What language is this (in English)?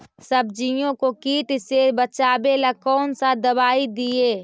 Magahi